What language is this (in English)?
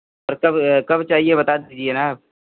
Hindi